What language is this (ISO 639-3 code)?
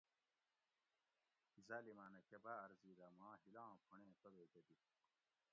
gwc